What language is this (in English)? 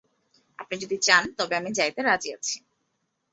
Bangla